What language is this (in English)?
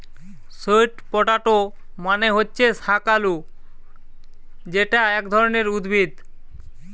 Bangla